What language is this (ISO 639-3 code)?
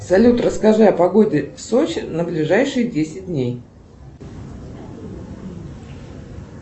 rus